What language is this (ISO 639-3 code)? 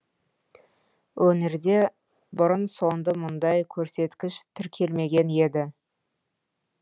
kaz